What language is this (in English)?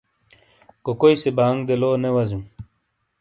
Shina